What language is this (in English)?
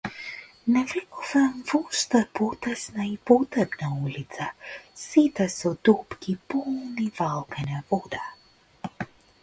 Macedonian